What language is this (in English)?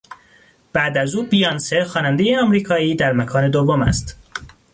Persian